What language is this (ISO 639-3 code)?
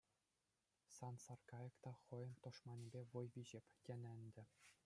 chv